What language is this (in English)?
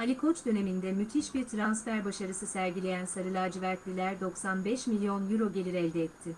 Turkish